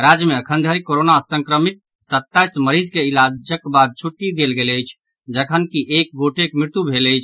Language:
Maithili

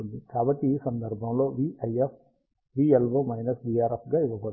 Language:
Telugu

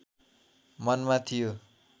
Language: Nepali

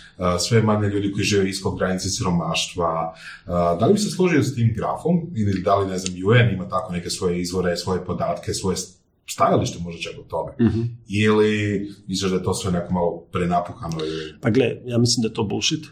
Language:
Croatian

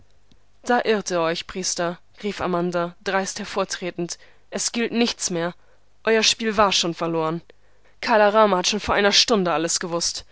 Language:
German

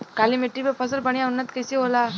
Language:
Bhojpuri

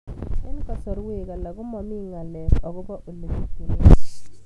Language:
Kalenjin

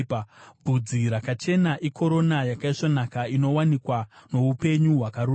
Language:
Shona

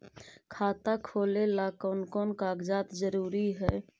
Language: Magahi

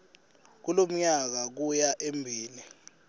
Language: Swati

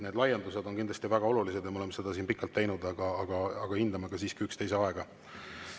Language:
Estonian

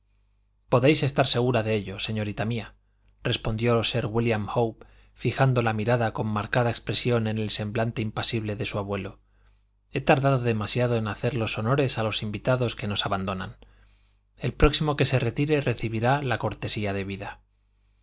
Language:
Spanish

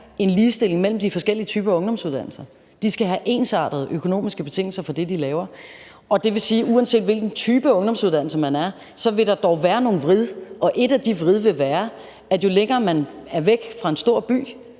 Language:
Danish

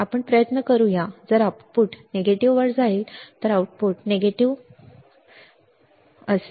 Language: Marathi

